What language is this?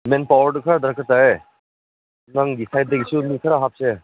Manipuri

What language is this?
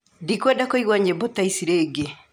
Kikuyu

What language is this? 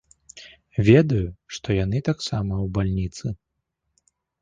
Belarusian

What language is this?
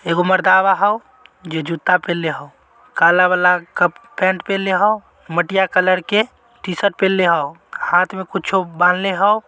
Magahi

